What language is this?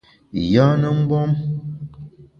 Bamun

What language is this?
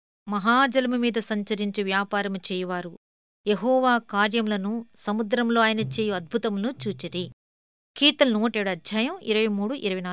Telugu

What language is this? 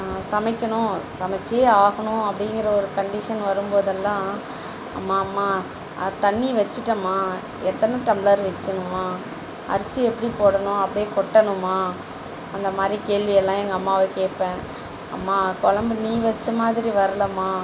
Tamil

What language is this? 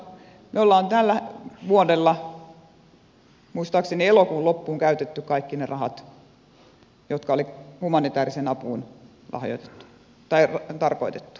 Finnish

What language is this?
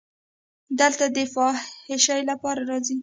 Pashto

